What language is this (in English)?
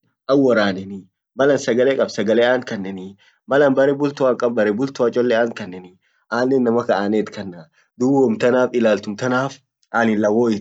Orma